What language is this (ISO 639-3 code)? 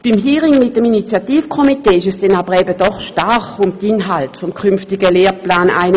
gsw